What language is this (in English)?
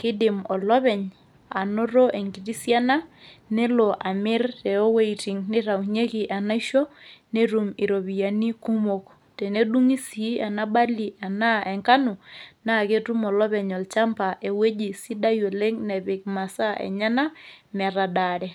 Masai